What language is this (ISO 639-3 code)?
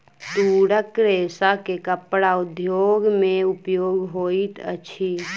mai